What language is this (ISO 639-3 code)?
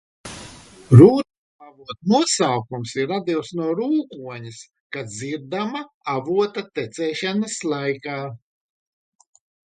lav